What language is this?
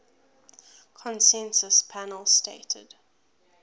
English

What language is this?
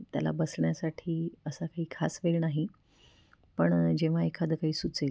Marathi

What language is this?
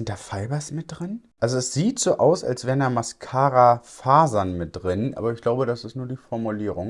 German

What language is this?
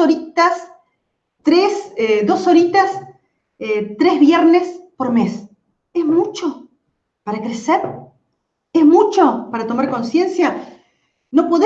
Spanish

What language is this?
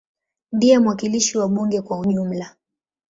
Swahili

